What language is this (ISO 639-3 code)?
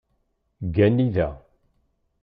kab